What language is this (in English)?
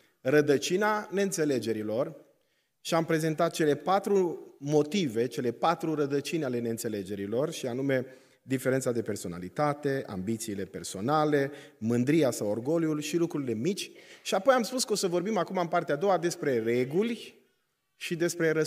Romanian